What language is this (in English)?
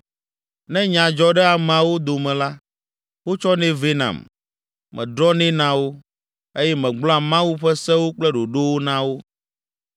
Ewe